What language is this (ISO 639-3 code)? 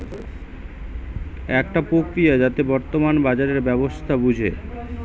ben